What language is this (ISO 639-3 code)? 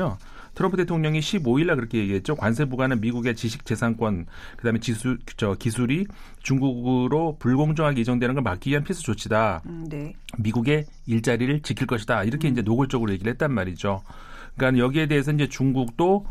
kor